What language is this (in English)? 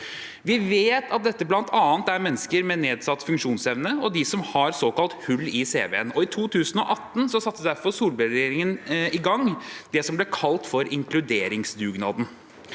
Norwegian